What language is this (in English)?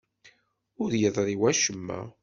Kabyle